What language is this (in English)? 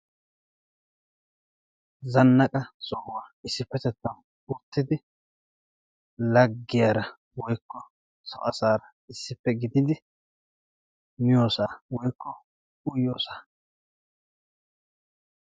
Wolaytta